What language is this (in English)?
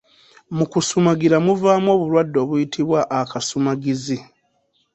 Ganda